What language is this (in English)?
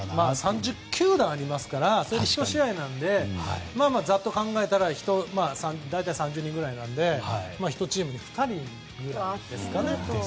Japanese